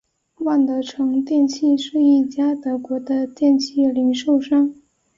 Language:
Chinese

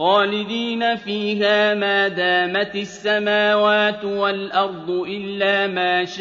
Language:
Arabic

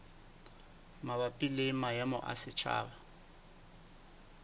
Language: Southern Sotho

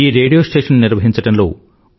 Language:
Telugu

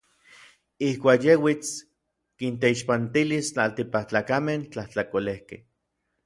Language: Orizaba Nahuatl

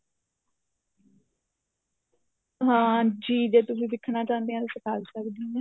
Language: Punjabi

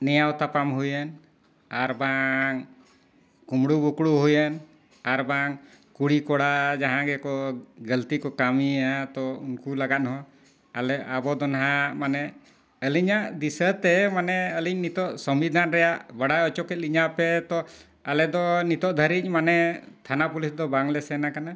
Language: Santali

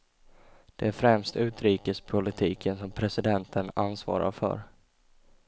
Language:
Swedish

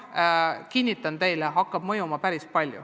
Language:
Estonian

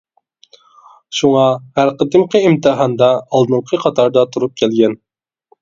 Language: Uyghur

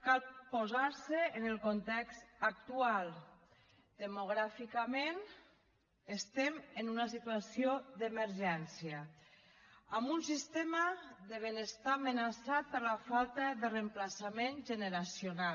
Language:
Catalan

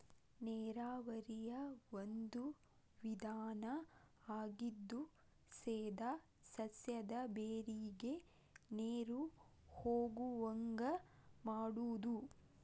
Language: Kannada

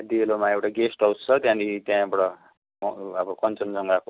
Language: Nepali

